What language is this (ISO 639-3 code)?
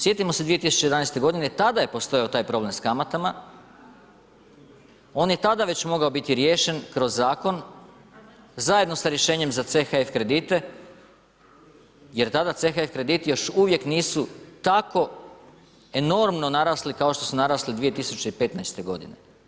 hrv